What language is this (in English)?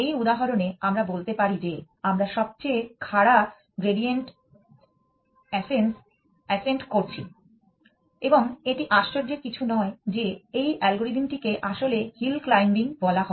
Bangla